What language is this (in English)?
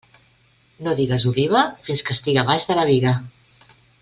Catalan